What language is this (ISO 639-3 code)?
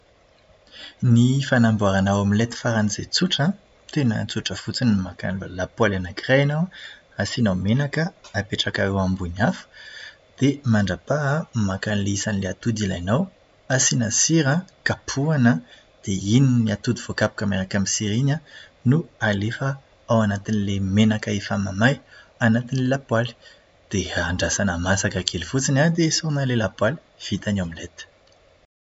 mlg